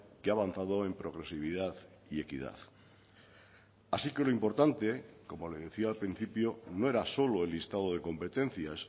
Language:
Spanish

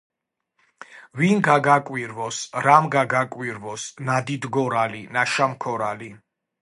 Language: Georgian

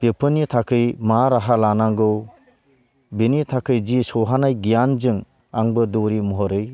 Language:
Bodo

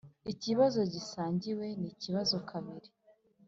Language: Kinyarwanda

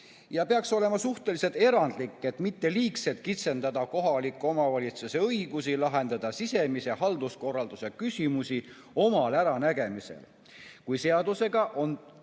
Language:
Estonian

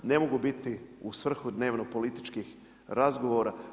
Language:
Croatian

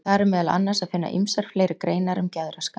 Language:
Icelandic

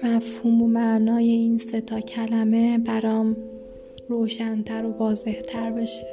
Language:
Persian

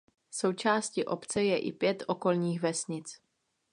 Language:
Czech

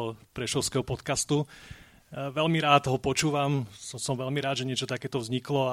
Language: Slovak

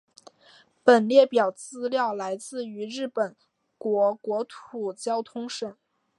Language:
Chinese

